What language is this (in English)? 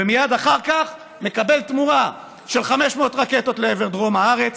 Hebrew